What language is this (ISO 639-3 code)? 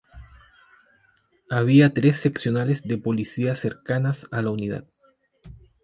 spa